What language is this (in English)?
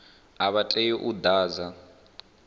Venda